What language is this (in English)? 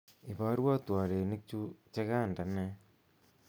Kalenjin